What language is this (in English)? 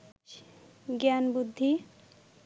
Bangla